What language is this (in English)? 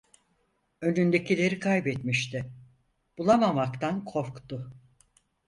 Turkish